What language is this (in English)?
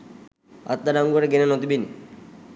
Sinhala